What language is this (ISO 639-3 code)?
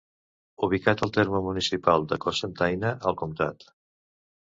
cat